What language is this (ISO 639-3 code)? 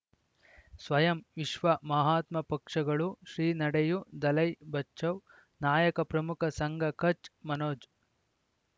kan